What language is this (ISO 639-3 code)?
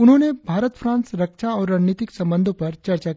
hin